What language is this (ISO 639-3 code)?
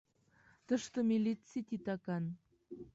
chm